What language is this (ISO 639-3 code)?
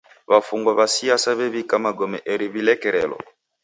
dav